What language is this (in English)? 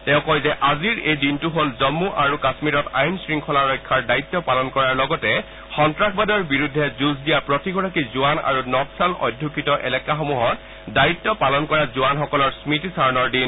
Assamese